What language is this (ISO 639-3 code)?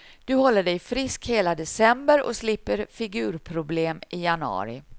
swe